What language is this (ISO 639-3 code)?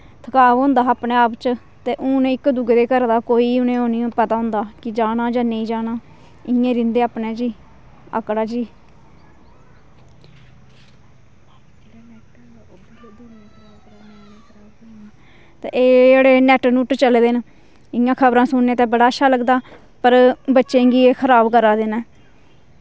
doi